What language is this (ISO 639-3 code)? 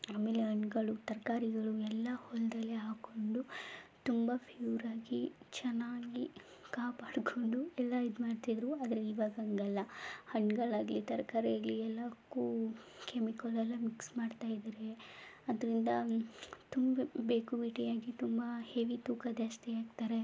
kan